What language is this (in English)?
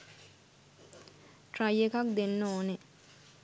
Sinhala